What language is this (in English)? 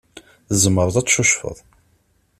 Kabyle